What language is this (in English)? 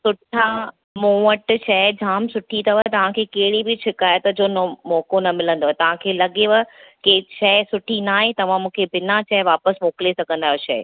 Sindhi